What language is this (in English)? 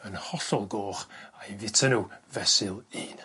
Welsh